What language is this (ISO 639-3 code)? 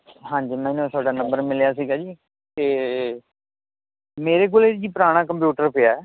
pan